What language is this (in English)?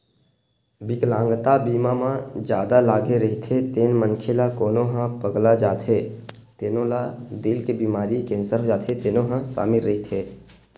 Chhattisgarhi